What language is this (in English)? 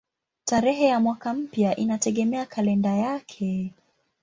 Swahili